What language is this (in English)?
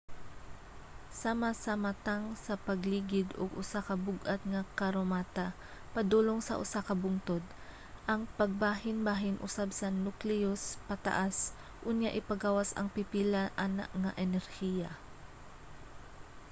Cebuano